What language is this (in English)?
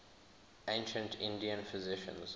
English